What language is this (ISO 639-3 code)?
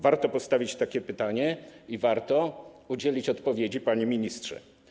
pol